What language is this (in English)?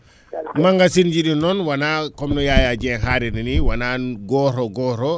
Fula